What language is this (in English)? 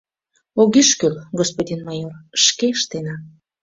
Mari